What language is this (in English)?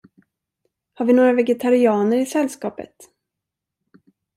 Swedish